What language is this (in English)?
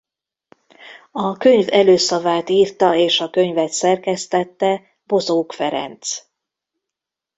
Hungarian